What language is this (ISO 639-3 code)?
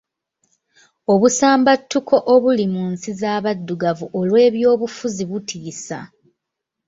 lug